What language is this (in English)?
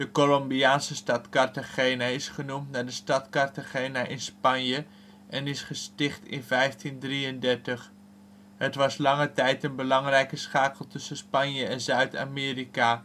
Dutch